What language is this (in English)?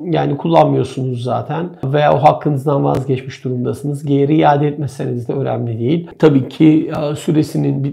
Turkish